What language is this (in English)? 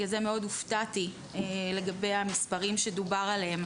Hebrew